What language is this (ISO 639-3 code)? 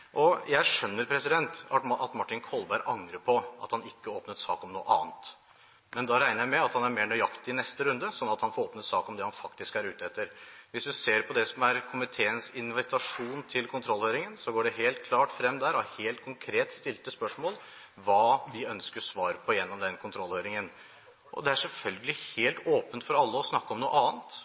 nob